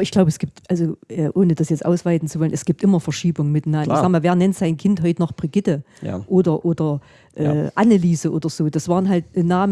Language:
German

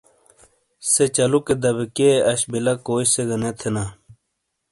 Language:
Shina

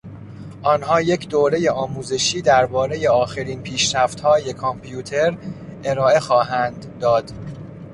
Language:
Persian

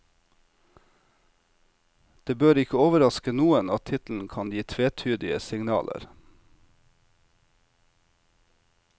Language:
Norwegian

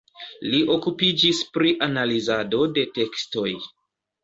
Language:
Esperanto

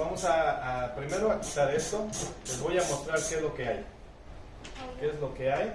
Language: Spanish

